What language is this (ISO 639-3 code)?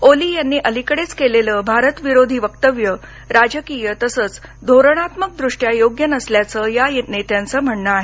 mar